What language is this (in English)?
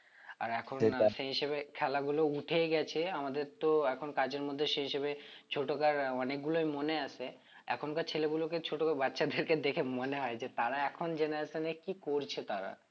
Bangla